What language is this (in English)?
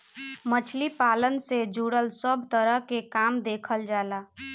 Bhojpuri